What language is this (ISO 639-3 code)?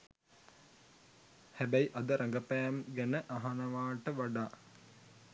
sin